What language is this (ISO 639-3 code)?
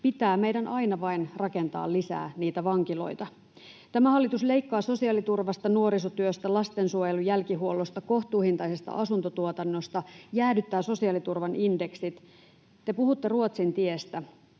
fin